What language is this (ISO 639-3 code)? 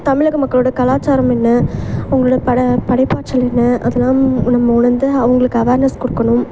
tam